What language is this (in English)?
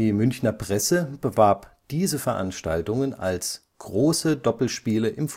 German